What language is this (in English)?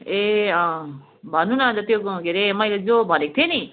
Nepali